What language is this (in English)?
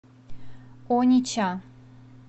Russian